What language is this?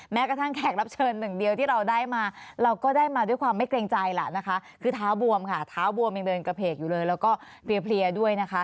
Thai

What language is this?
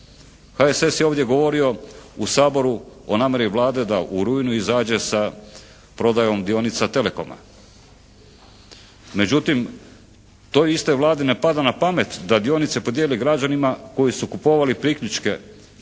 Croatian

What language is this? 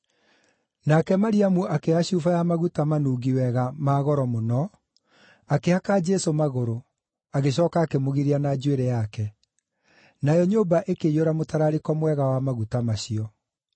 Kikuyu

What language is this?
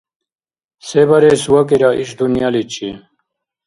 Dargwa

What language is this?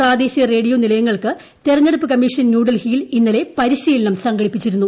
Malayalam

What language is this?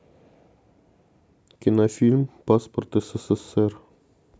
Russian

